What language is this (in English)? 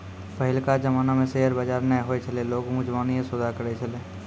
Maithili